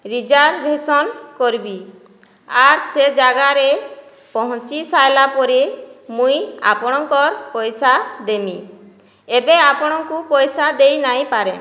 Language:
Odia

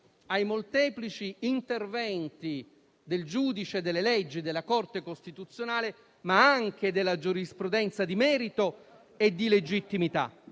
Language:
Italian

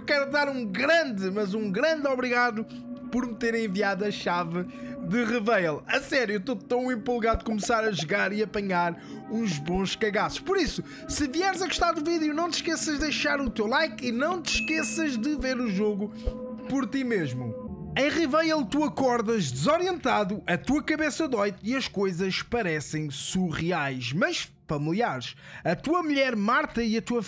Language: Portuguese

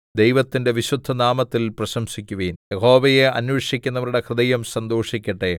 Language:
Malayalam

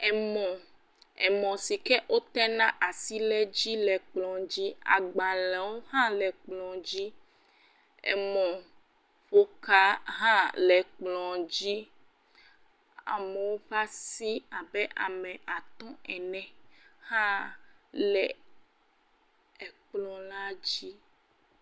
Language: Ewe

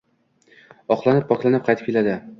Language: Uzbek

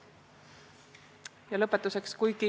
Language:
Estonian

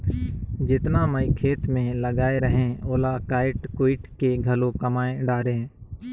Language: Chhattisgarhi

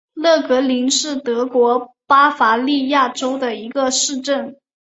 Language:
Chinese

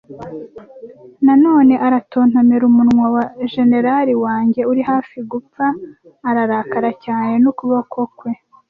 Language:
Kinyarwanda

